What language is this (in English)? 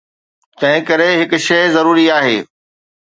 Sindhi